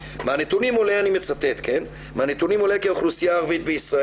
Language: Hebrew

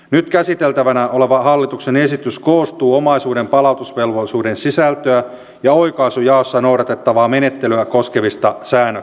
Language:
Finnish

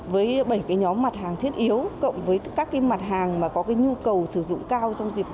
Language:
Vietnamese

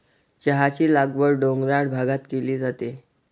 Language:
Marathi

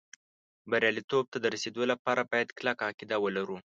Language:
Pashto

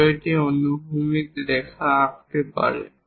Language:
Bangla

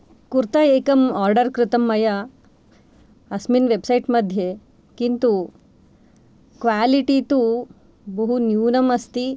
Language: Sanskrit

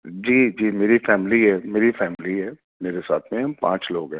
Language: Urdu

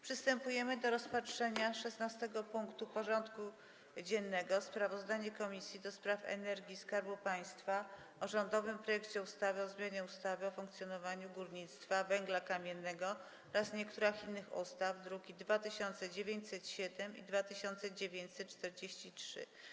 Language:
Polish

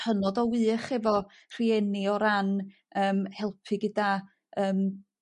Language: Welsh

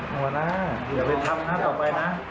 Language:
Thai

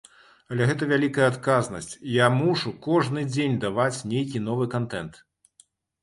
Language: Belarusian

